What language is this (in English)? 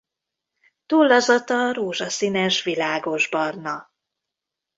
Hungarian